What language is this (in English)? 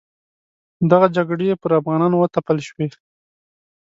Pashto